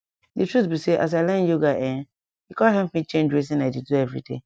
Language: Nigerian Pidgin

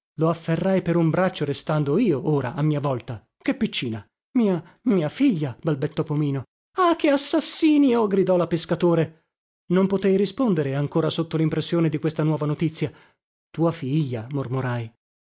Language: Italian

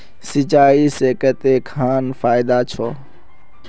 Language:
Magahi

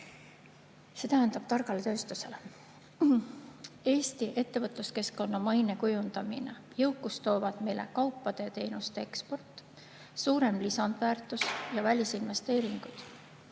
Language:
Estonian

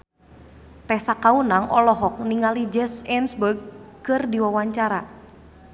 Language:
Sundanese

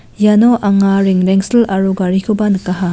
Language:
Garo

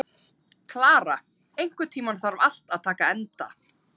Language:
Icelandic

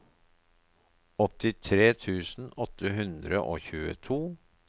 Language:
Norwegian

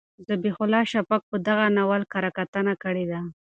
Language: Pashto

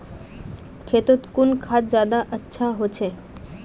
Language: Magahi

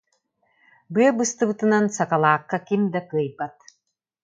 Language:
Yakut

